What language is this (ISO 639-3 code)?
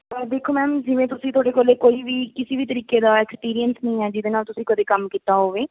pan